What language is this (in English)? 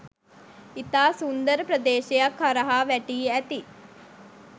Sinhala